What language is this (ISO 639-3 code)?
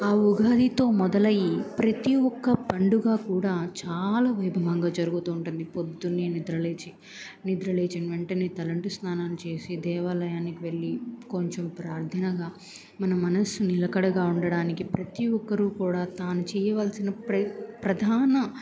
tel